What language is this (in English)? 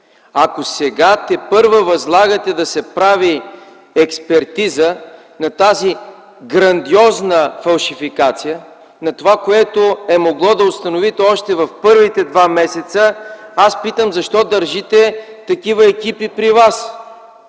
Bulgarian